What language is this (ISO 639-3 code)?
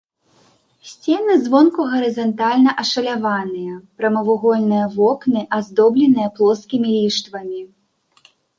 bel